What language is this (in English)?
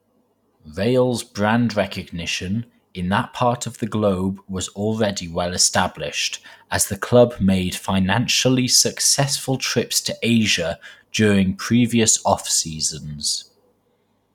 English